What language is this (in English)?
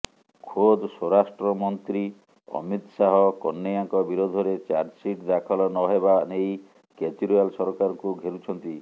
Odia